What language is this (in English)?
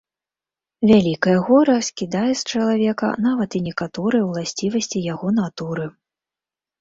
Belarusian